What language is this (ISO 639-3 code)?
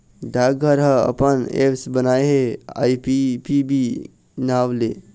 hne